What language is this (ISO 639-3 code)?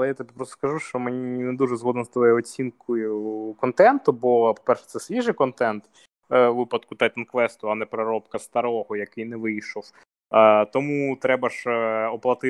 ukr